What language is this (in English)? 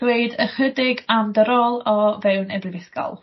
Welsh